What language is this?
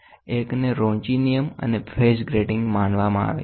Gujarati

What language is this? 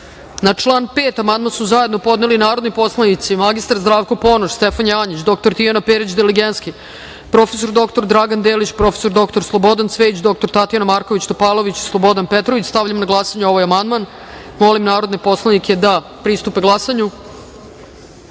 Serbian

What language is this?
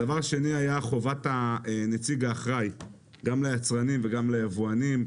Hebrew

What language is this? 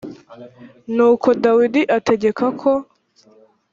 Kinyarwanda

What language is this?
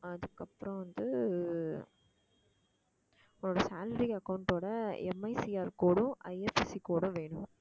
Tamil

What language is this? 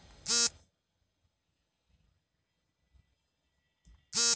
Kannada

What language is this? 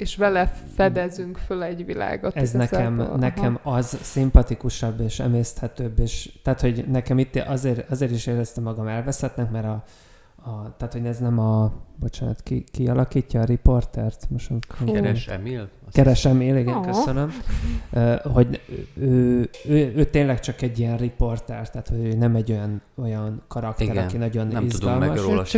Hungarian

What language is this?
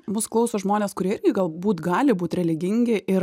Lithuanian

